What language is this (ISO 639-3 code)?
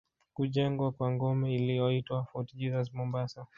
swa